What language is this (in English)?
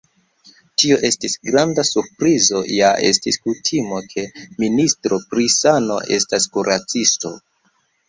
Esperanto